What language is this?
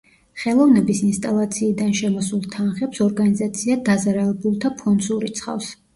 Georgian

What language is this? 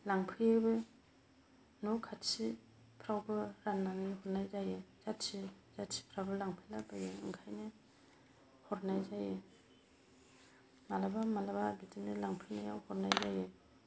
Bodo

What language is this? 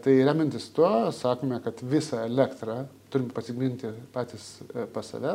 Lithuanian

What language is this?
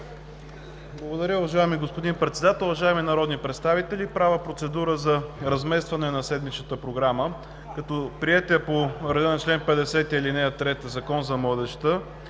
Bulgarian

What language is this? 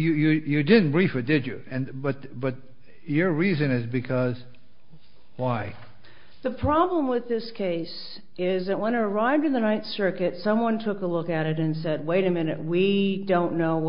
English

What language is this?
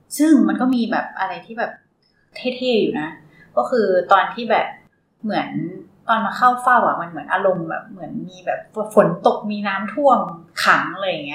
Thai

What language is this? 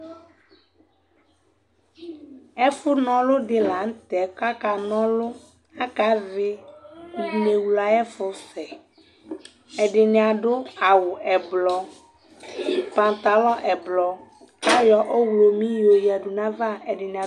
Ikposo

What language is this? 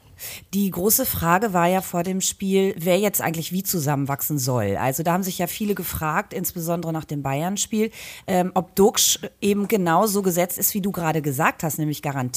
German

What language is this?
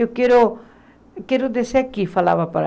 Portuguese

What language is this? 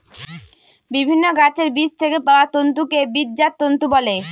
Bangla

